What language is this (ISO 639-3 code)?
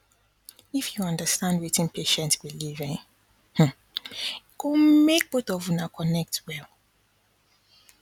pcm